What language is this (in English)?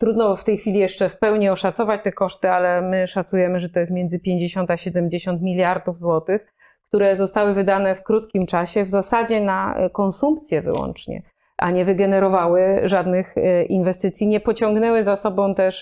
Polish